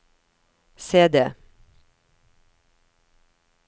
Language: Norwegian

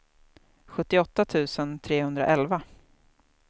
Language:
Swedish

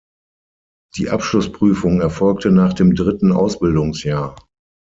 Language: German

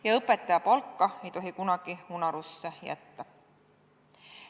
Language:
Estonian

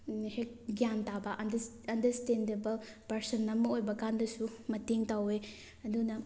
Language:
Manipuri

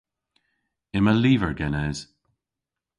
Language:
Cornish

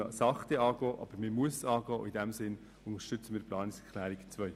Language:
Swiss German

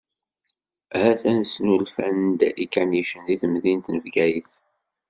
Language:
Kabyle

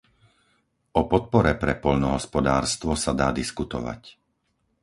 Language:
Slovak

